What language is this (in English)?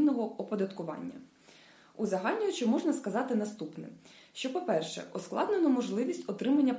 Ukrainian